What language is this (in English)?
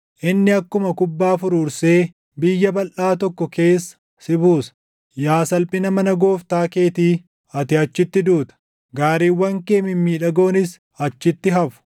Oromo